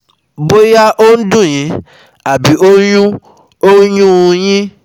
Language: Yoruba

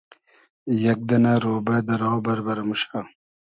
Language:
Hazaragi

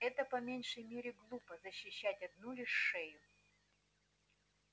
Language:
Russian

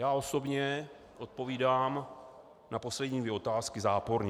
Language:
Czech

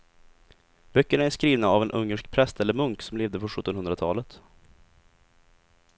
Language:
Swedish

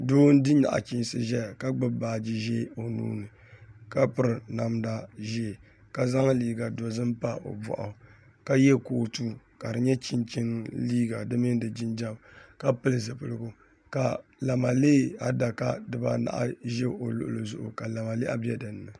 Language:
Dagbani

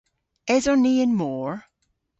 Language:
Cornish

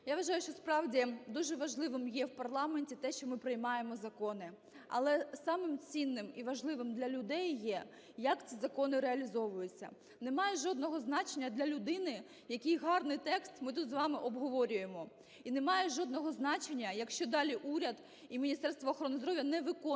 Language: Ukrainian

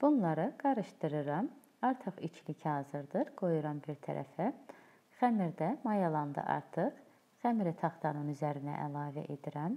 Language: Turkish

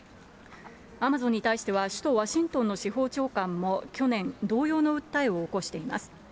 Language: Japanese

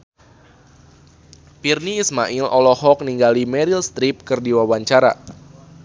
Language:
Sundanese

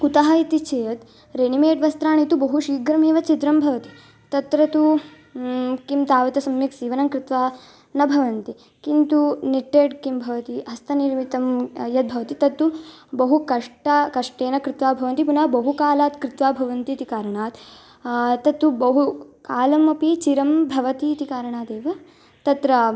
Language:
Sanskrit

